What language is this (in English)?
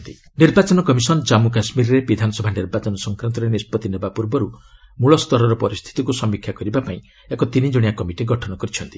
Odia